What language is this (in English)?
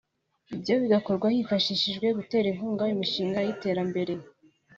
Kinyarwanda